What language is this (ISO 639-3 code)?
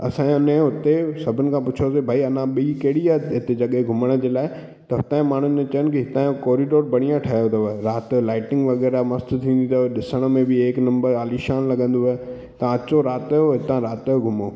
snd